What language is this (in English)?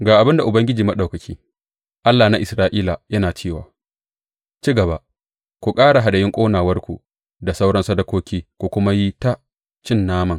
Hausa